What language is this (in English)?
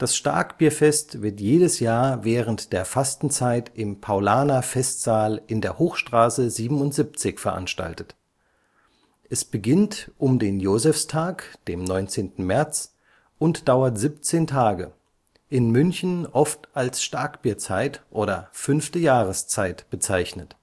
German